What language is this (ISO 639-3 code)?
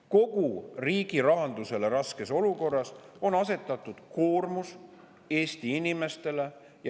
est